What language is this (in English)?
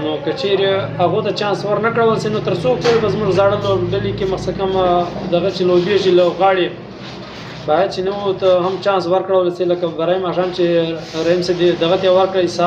Romanian